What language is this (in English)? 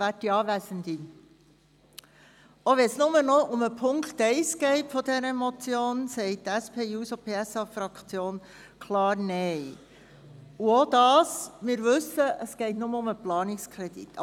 Swiss German